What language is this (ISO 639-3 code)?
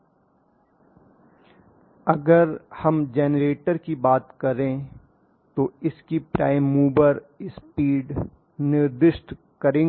hin